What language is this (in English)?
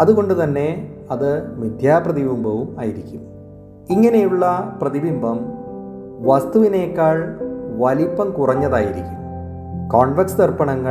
Malayalam